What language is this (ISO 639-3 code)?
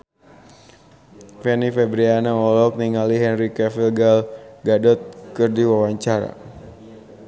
sun